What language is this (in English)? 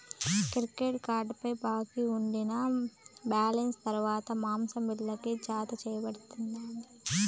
Telugu